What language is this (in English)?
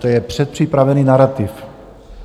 Czech